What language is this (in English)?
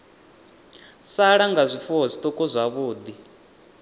Venda